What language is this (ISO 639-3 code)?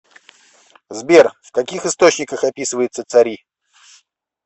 rus